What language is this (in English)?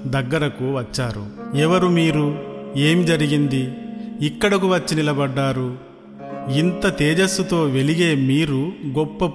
Telugu